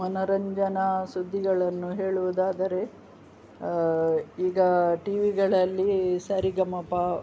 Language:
Kannada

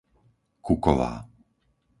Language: Slovak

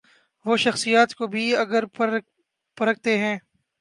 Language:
Urdu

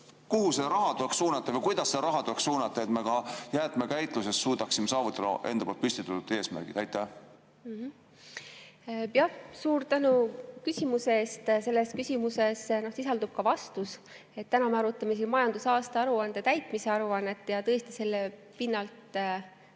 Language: Estonian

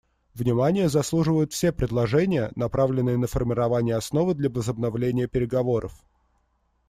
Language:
Russian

